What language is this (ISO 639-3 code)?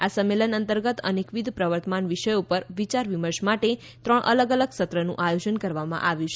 guj